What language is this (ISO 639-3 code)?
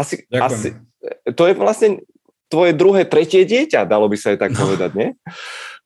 ces